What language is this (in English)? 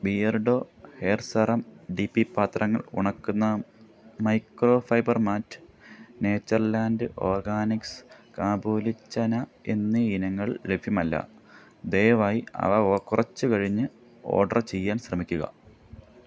Malayalam